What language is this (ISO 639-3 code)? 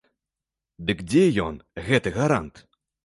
bel